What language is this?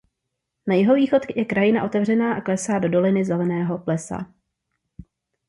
Czech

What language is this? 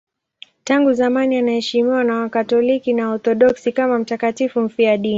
Swahili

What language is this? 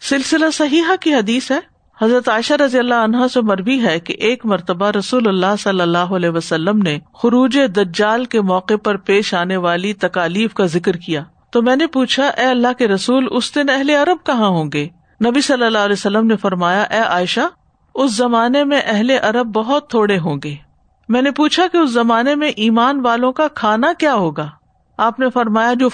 Urdu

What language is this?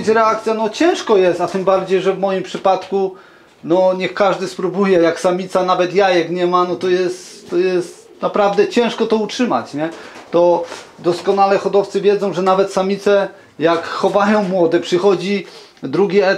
Polish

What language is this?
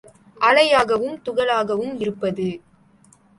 Tamil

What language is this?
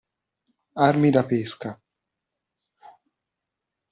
Italian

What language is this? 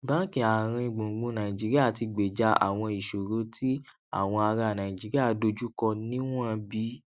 Yoruba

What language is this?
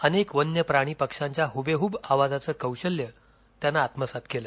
Marathi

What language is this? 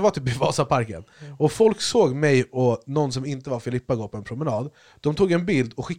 Swedish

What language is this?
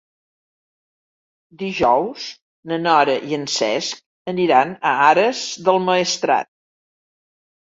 Catalan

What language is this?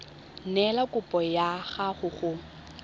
Tswana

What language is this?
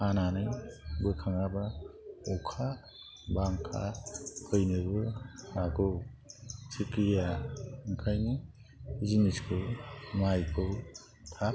Bodo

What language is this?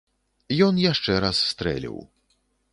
Belarusian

